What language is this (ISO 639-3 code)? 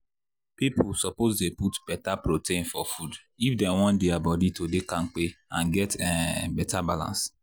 pcm